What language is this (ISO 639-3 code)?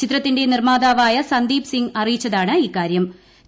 mal